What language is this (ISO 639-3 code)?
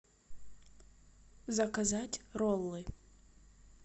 rus